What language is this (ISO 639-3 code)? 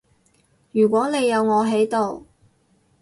yue